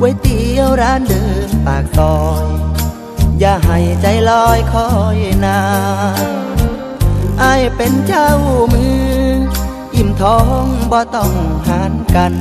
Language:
Thai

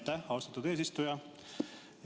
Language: Estonian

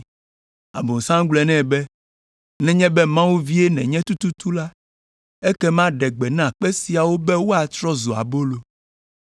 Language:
Ewe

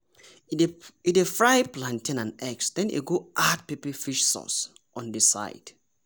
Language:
Nigerian Pidgin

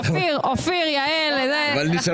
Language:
Hebrew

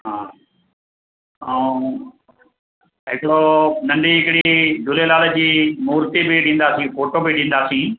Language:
Sindhi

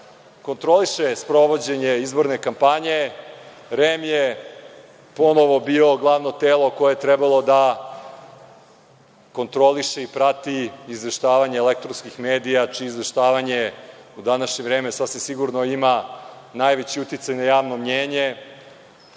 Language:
Serbian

